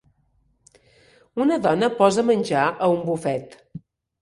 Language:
Catalan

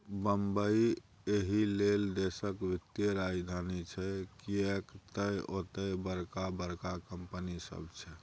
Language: Maithili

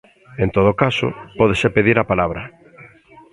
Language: Galician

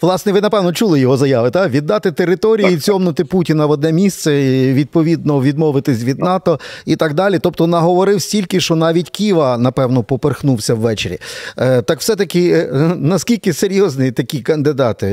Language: Ukrainian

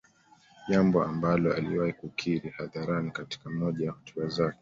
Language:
Swahili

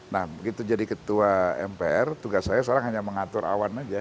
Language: Indonesian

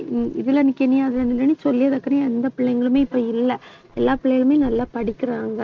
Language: Tamil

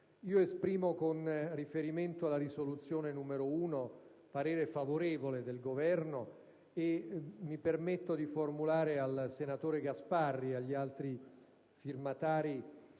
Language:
Italian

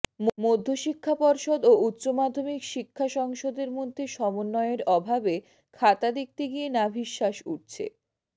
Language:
Bangla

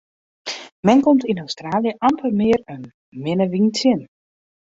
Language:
Western Frisian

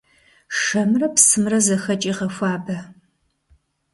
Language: Kabardian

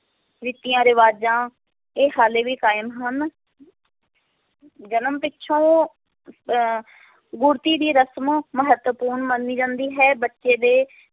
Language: Punjabi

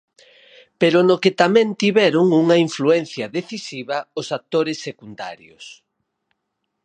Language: Galician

